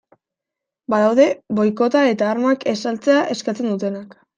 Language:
Basque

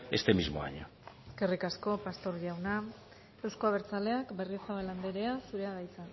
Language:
Basque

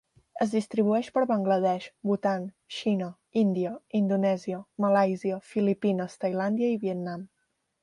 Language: Catalan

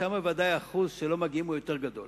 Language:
Hebrew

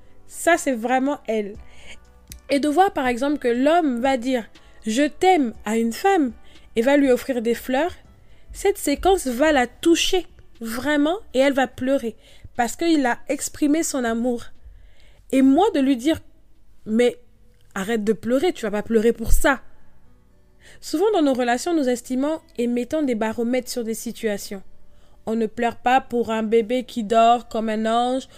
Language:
French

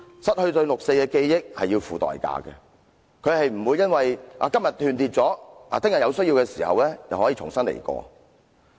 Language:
Cantonese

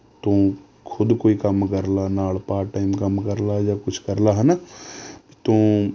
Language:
Punjabi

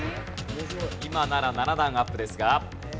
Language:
Japanese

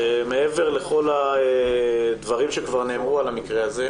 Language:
Hebrew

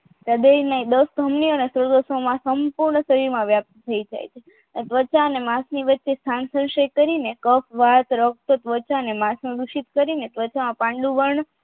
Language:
Gujarati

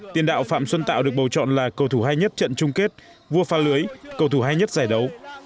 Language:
Vietnamese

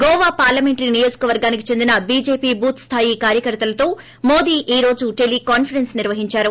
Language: Telugu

